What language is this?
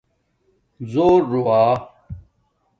Domaaki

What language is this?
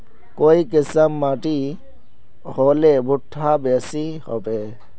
Magahi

